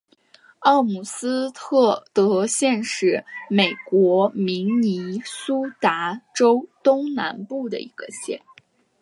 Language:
Chinese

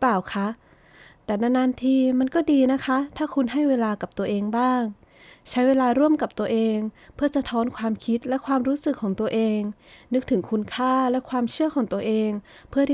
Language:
Thai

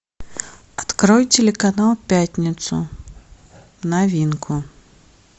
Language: Russian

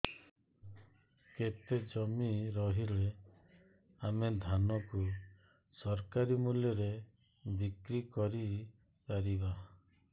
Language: Odia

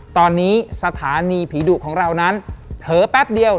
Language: Thai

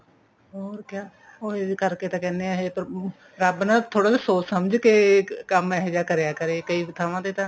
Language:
Punjabi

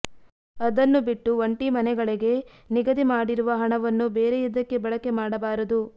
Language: Kannada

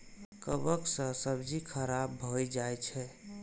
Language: Maithili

